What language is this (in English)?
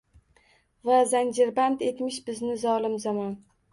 Uzbek